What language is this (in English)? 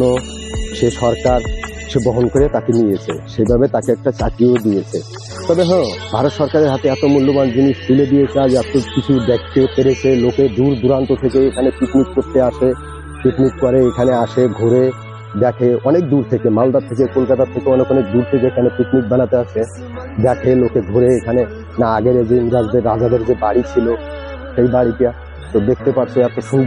Arabic